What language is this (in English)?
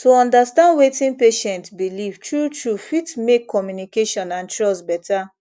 Nigerian Pidgin